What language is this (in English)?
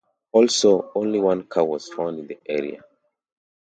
English